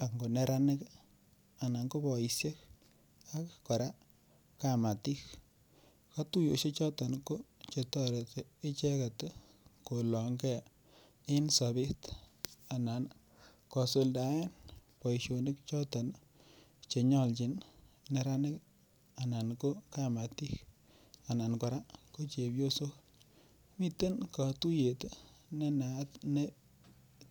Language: Kalenjin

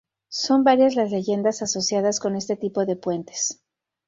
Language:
Spanish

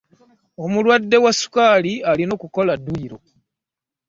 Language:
Ganda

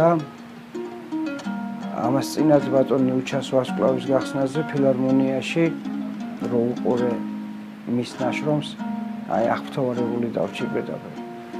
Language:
Romanian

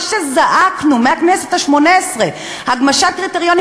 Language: Hebrew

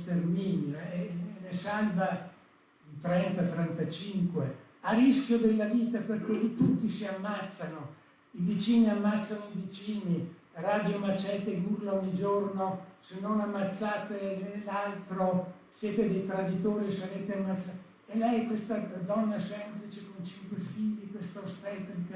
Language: Italian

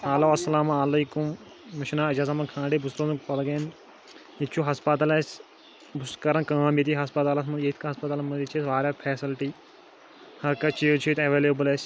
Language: Kashmiri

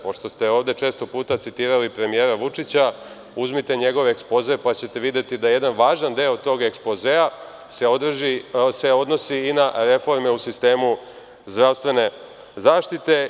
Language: Serbian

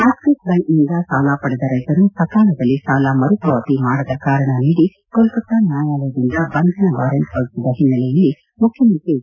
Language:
Kannada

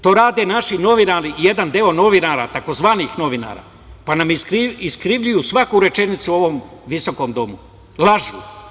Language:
Serbian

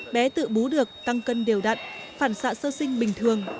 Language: Vietnamese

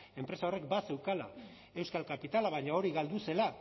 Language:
Basque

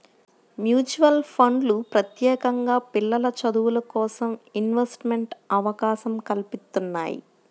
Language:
Telugu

